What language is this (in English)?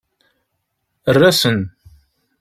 Kabyle